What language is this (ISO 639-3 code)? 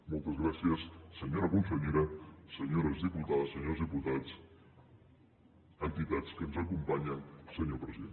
cat